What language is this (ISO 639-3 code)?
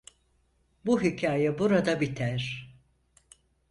tur